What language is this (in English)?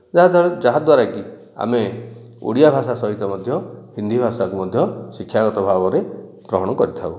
Odia